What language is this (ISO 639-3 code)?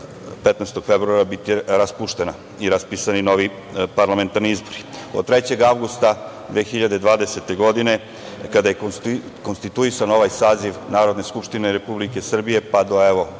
srp